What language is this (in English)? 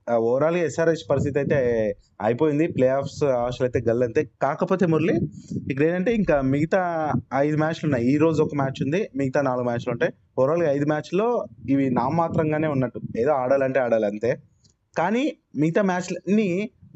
Telugu